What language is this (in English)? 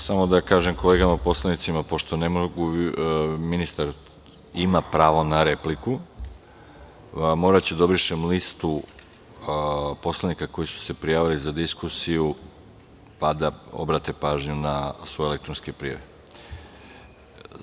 Serbian